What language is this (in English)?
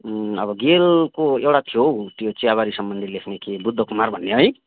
Nepali